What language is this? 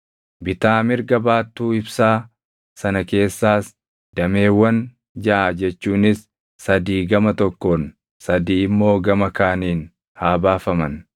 Oromo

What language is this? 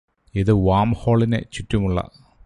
Malayalam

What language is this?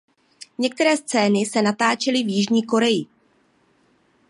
Czech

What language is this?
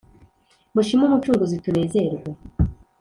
Kinyarwanda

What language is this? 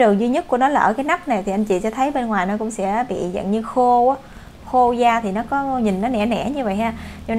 Vietnamese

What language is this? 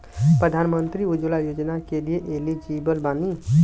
Bhojpuri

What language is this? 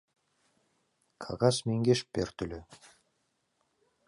Mari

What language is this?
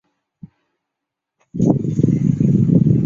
Chinese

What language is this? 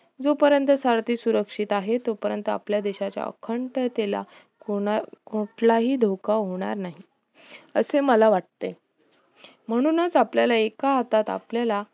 Marathi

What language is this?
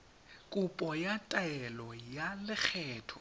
Tswana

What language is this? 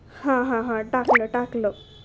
Marathi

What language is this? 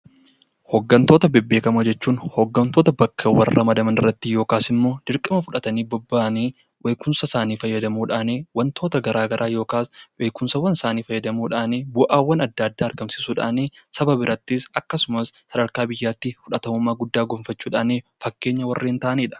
Oromo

